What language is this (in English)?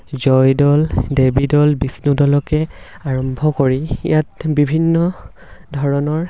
Assamese